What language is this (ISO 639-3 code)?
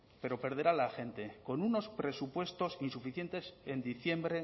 spa